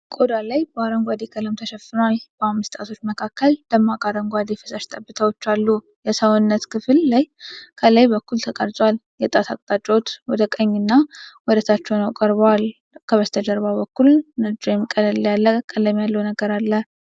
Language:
Amharic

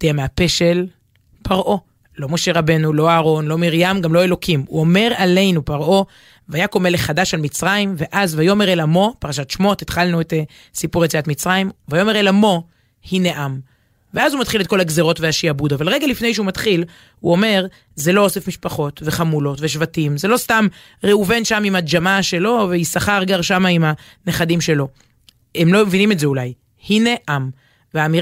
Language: Hebrew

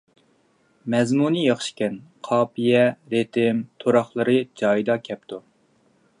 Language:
Uyghur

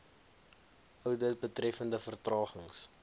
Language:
Afrikaans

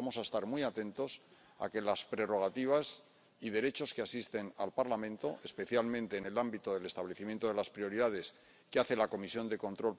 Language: Spanish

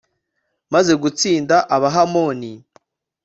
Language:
Kinyarwanda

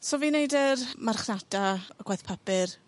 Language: Welsh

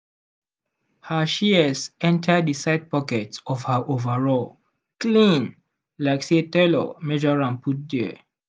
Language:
Nigerian Pidgin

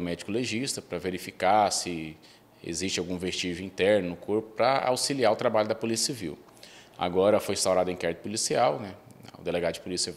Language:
Portuguese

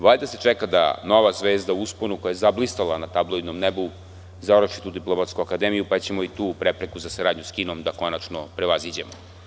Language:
Serbian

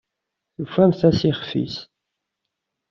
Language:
Kabyle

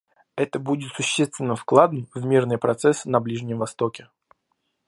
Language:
Russian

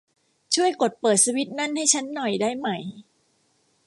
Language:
Thai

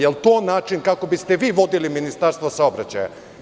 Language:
Serbian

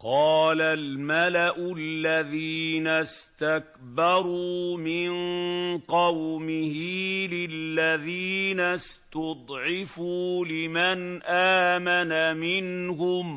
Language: Arabic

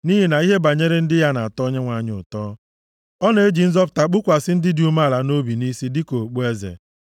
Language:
Igbo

